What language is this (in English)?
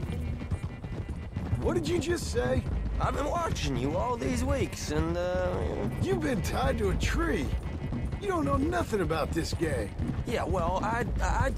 Turkish